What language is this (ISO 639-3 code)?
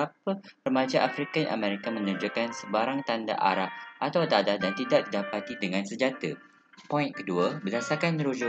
msa